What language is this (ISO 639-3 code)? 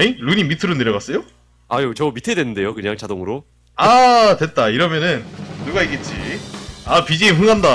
kor